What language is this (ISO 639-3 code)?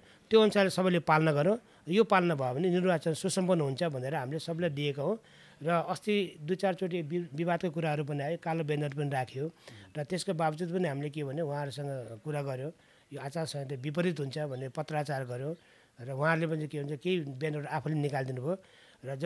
ron